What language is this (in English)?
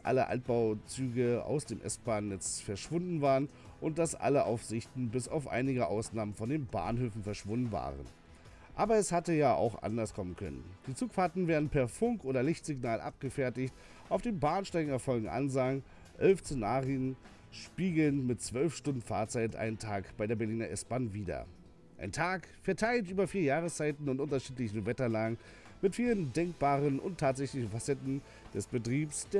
German